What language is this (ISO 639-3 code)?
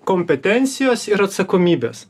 lit